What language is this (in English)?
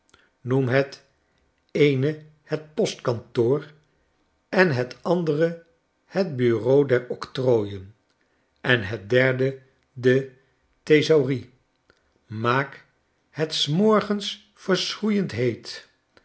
Dutch